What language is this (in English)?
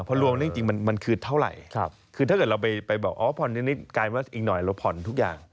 Thai